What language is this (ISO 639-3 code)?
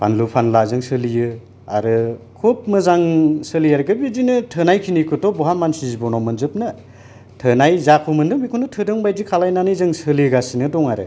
brx